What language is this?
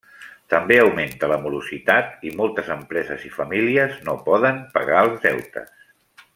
Catalan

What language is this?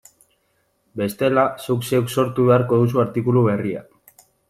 Basque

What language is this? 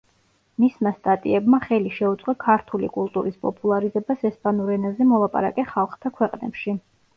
Georgian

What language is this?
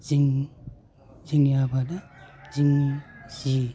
Bodo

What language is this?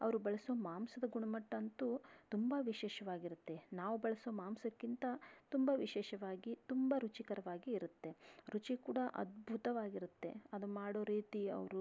Kannada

